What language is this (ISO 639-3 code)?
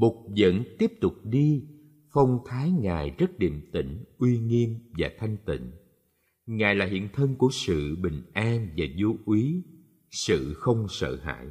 vie